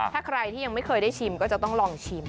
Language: Thai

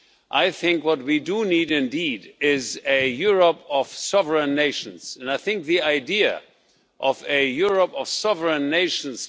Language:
English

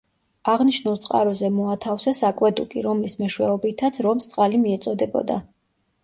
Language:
Georgian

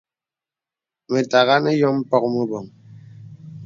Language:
Bebele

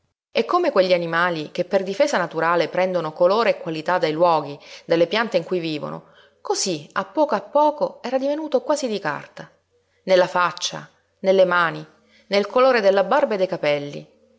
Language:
Italian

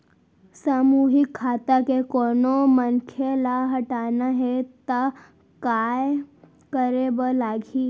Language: Chhattisgarhi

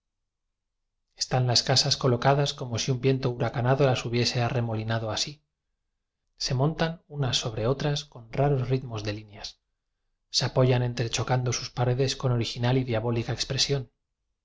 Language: Spanish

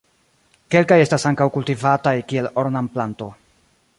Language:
Esperanto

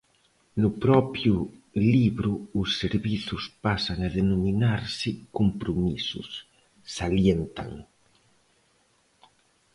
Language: Galician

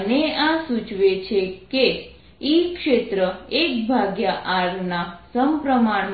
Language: Gujarati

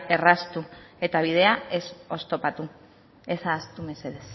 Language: Basque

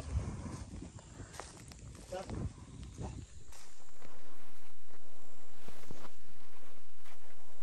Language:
Russian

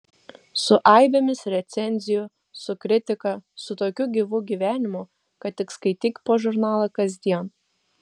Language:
Lithuanian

